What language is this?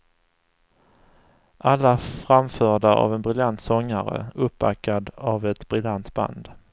Swedish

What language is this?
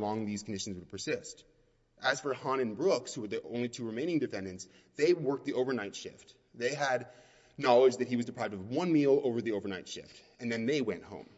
English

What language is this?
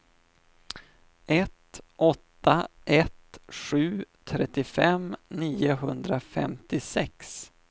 Swedish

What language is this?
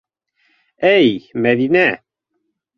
Bashkir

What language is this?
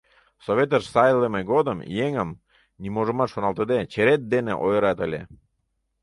Mari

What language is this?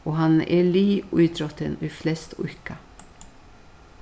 Faroese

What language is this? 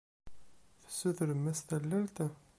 Kabyle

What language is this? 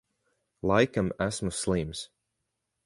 Latvian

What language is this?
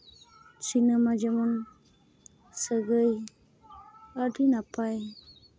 Santali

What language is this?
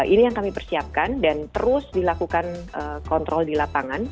Indonesian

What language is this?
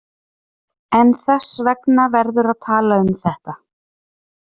Icelandic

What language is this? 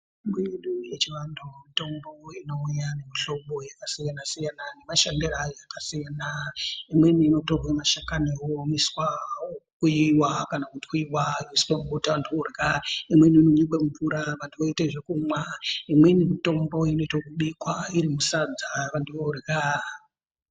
Ndau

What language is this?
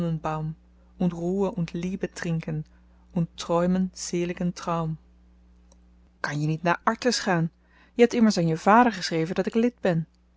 Dutch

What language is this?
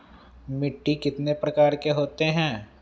Magahi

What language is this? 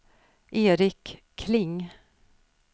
Swedish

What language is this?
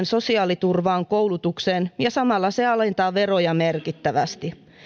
Finnish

